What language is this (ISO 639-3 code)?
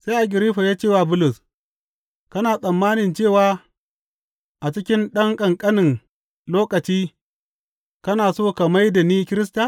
hau